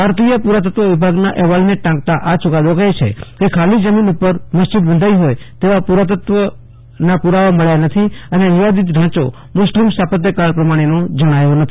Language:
Gujarati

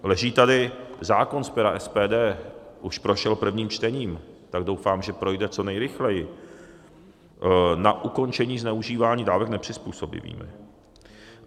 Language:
Czech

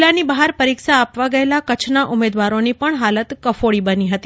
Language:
Gujarati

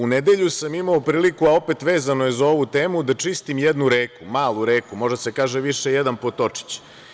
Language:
Serbian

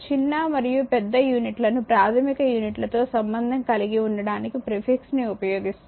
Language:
Telugu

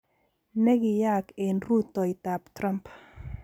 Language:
Kalenjin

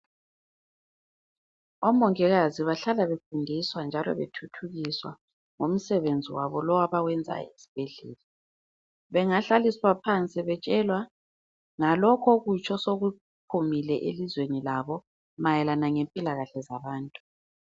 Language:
North Ndebele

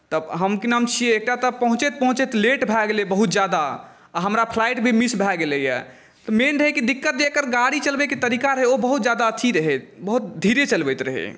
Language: Maithili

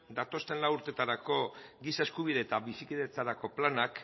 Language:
Basque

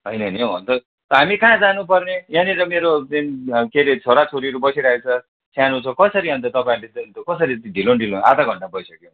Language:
Nepali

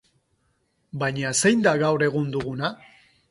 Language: Basque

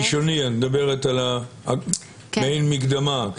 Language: Hebrew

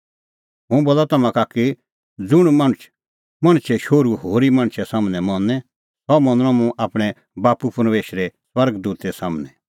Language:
Kullu Pahari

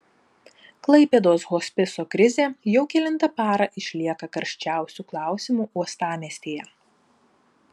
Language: Lithuanian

